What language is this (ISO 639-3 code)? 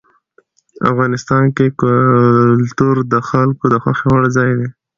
pus